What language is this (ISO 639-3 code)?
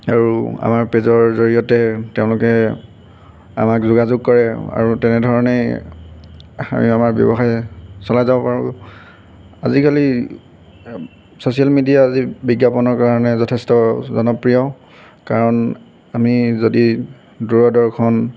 asm